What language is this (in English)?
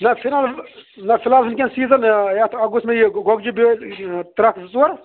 Kashmiri